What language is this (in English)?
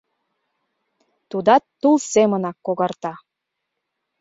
Mari